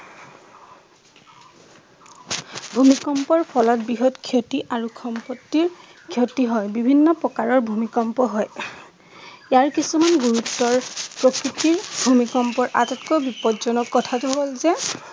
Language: Assamese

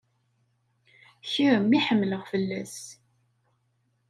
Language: Kabyle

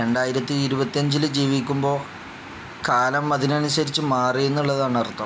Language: Malayalam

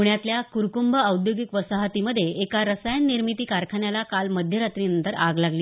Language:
Marathi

